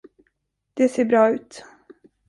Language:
Swedish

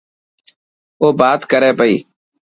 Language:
Dhatki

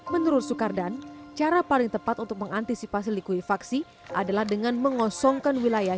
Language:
Indonesian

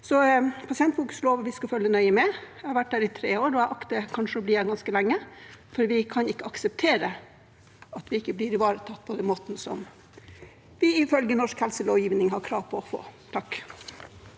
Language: Norwegian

